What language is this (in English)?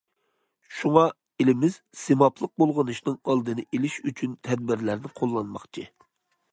Uyghur